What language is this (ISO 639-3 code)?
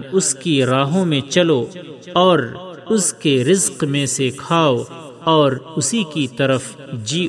urd